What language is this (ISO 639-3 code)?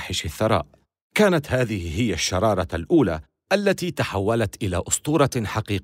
ara